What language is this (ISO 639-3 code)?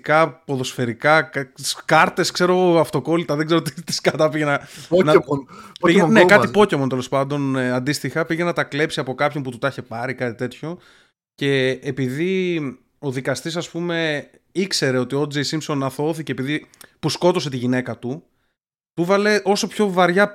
ell